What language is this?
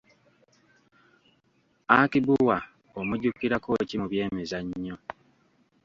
Ganda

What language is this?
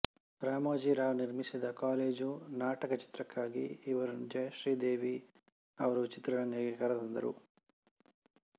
Kannada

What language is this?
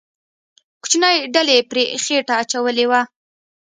Pashto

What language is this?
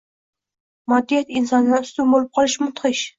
Uzbek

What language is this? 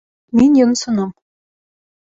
Bashkir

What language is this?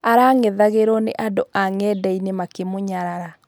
Kikuyu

